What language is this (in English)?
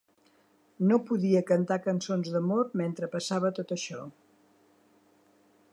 Catalan